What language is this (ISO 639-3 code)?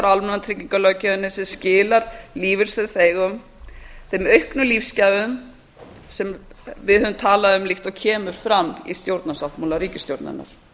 isl